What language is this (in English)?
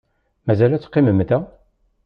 Kabyle